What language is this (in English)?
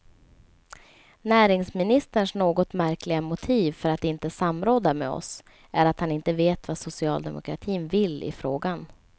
Swedish